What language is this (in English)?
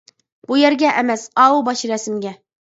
Uyghur